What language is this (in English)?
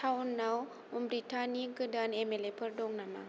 Bodo